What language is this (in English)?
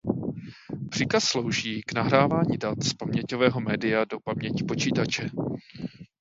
Czech